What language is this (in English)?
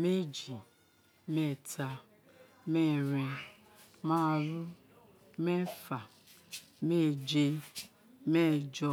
Isekiri